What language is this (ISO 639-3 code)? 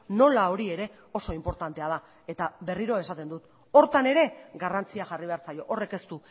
eus